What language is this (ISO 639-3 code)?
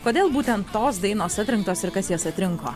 lit